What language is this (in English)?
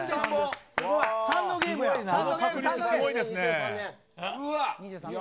Japanese